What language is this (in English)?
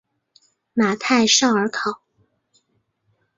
Chinese